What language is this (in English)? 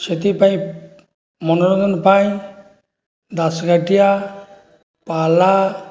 Odia